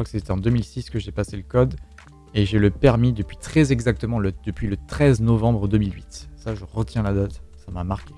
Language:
French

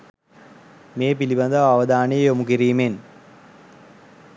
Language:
Sinhala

